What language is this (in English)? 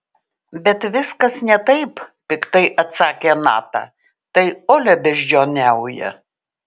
Lithuanian